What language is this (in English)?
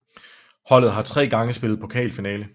Danish